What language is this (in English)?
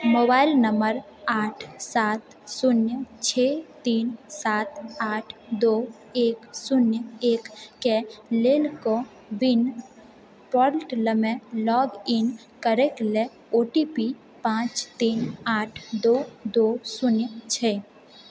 Maithili